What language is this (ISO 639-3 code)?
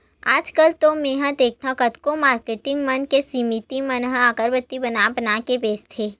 hne